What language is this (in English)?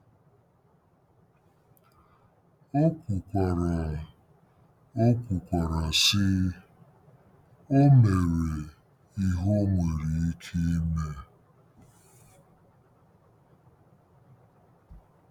Igbo